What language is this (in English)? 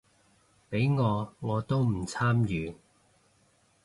Cantonese